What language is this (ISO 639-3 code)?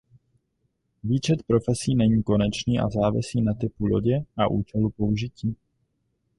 ces